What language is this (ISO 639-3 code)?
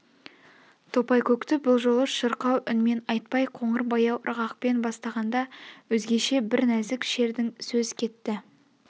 kaz